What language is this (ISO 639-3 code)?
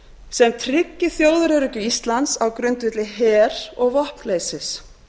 isl